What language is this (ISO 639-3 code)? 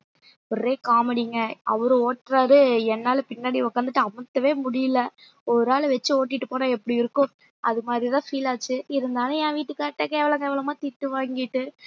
tam